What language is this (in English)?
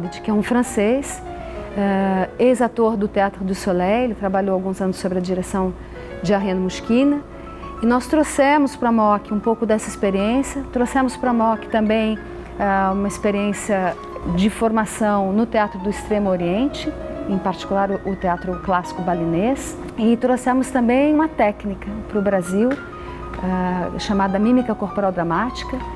Portuguese